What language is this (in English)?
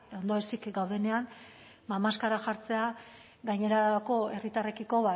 Basque